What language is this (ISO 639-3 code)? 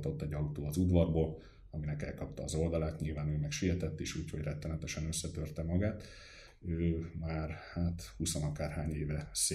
hun